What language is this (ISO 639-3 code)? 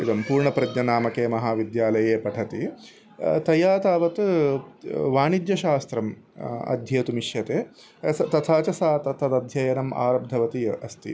san